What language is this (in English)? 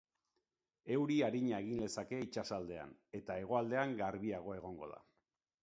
Basque